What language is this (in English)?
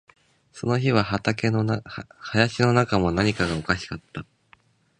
Japanese